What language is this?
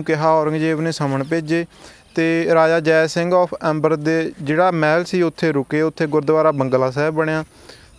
Punjabi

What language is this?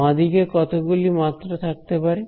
Bangla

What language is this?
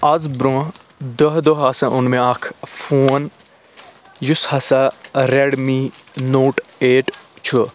Kashmiri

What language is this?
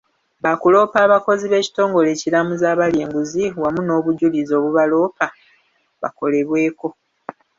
Ganda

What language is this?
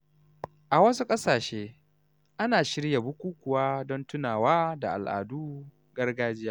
Hausa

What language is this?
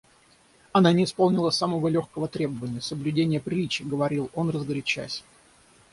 Russian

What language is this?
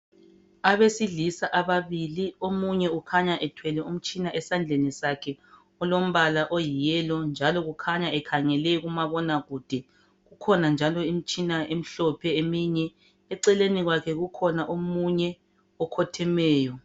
North Ndebele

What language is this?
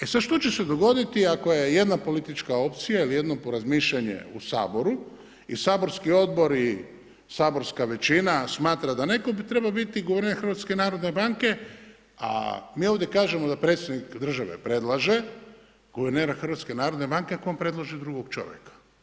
Croatian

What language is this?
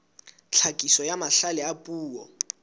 Southern Sotho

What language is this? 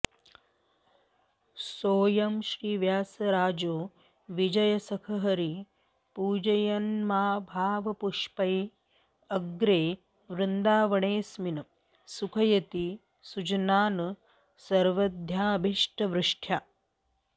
Sanskrit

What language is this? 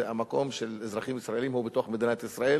Hebrew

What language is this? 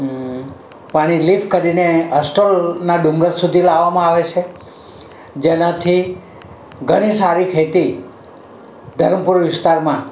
Gujarati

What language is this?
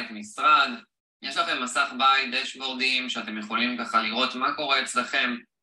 Hebrew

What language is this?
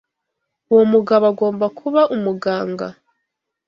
Kinyarwanda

